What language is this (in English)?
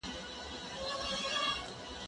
Pashto